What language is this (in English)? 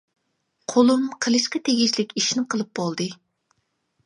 Uyghur